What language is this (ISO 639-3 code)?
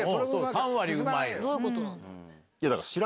jpn